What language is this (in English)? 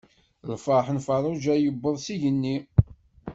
Kabyle